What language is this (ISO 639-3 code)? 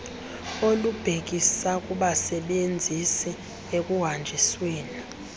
xho